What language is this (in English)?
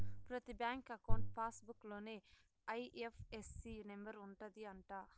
Telugu